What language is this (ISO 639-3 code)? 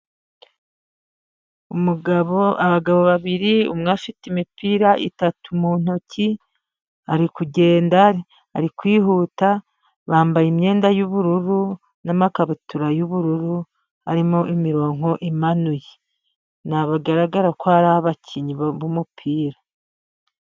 kin